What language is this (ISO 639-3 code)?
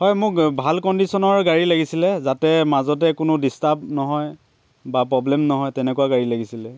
asm